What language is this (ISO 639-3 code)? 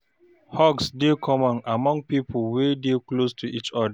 pcm